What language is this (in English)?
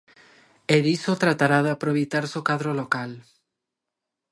Galician